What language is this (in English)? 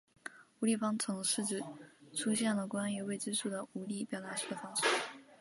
Chinese